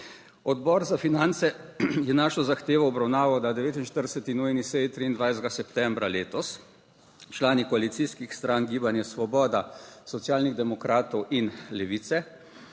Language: Slovenian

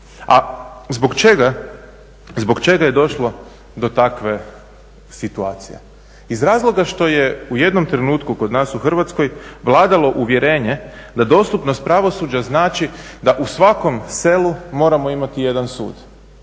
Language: Croatian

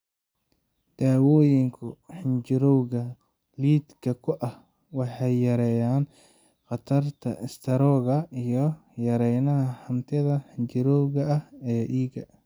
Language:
Somali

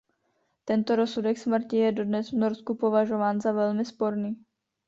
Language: Czech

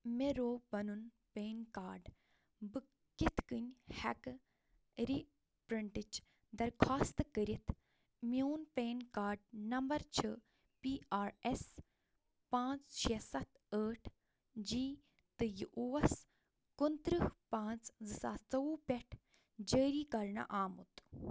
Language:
Kashmiri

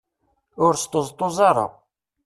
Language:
Kabyle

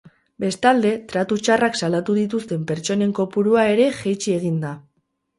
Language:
Basque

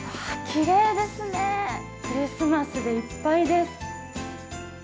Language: Japanese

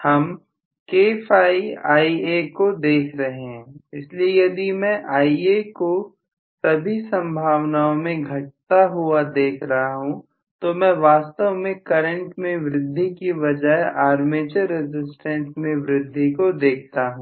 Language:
Hindi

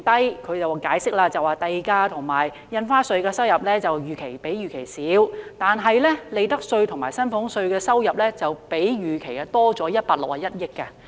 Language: Cantonese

